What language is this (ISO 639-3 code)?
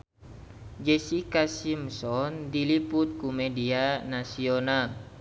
sun